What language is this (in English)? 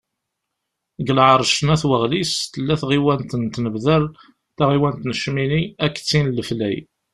Kabyle